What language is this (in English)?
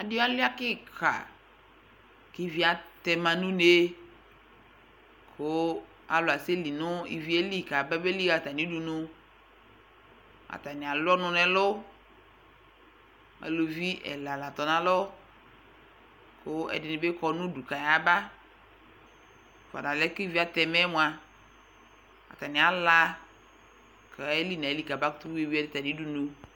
Ikposo